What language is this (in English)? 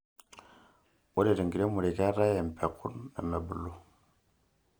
Masai